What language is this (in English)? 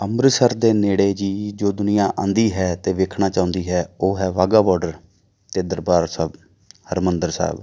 Punjabi